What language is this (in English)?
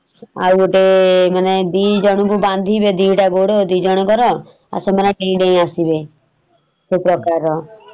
Odia